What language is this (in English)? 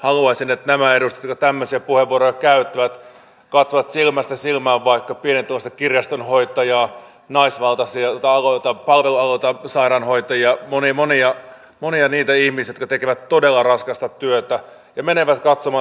Finnish